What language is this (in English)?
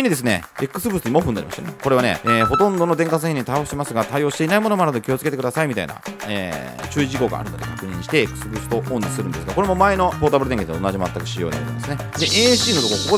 Japanese